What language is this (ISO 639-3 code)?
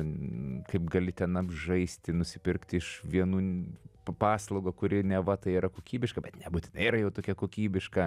lit